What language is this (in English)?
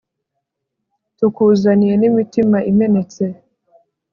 Kinyarwanda